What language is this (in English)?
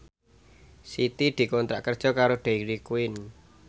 Javanese